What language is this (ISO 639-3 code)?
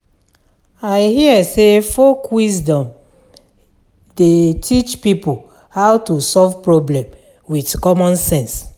pcm